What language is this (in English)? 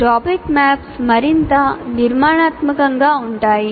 Telugu